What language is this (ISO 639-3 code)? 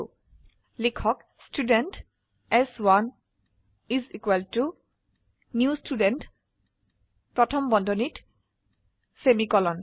asm